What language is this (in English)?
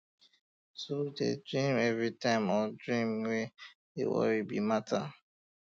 Nigerian Pidgin